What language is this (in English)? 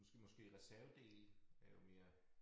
Danish